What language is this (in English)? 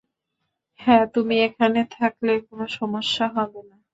Bangla